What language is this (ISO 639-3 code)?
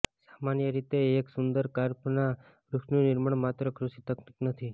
guj